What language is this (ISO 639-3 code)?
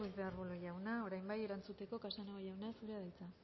eus